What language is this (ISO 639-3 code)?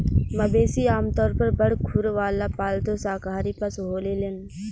bho